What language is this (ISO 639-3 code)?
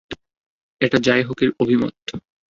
ben